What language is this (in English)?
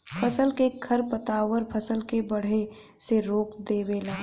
Bhojpuri